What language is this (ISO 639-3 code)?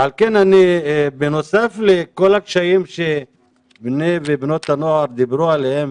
heb